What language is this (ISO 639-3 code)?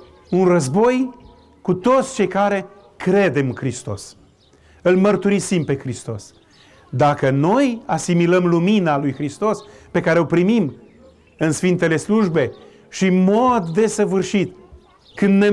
ron